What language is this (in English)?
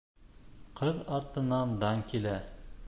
Bashkir